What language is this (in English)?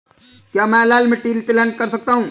Hindi